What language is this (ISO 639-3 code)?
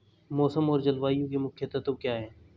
hin